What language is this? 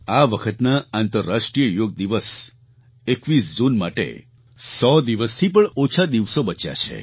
Gujarati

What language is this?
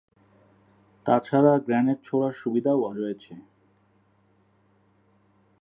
Bangla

